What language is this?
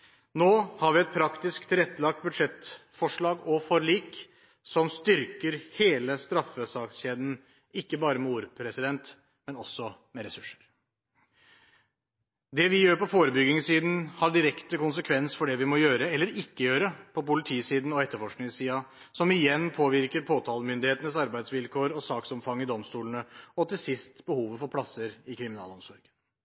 Norwegian Bokmål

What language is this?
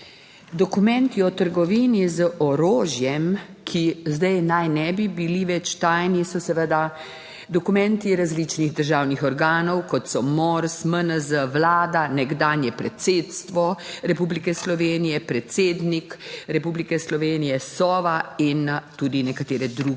Slovenian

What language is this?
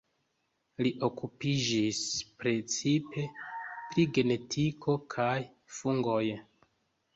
Esperanto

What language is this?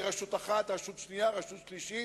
Hebrew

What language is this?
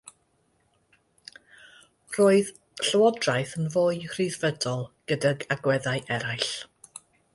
Welsh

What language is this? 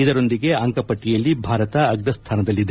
Kannada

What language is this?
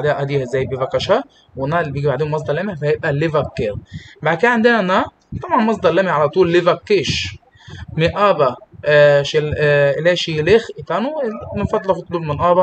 Arabic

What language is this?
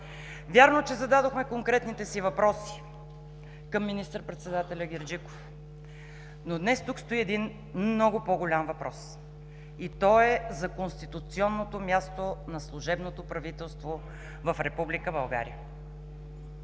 Bulgarian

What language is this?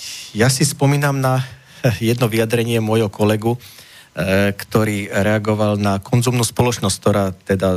Slovak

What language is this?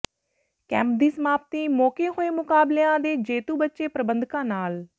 Punjabi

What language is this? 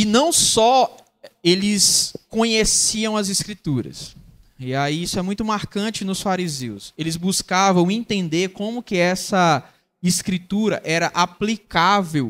Portuguese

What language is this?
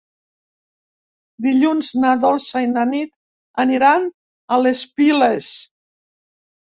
Catalan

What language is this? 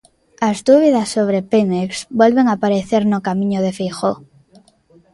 Galician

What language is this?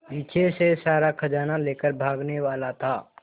Hindi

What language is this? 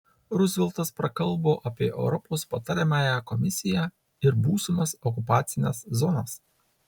Lithuanian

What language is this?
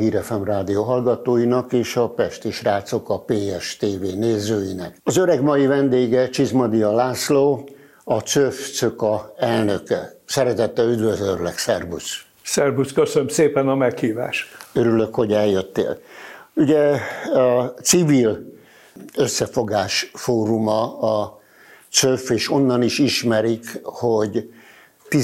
Hungarian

